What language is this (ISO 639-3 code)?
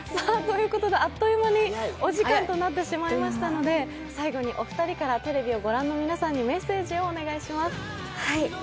jpn